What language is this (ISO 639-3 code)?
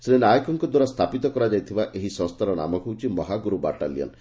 ori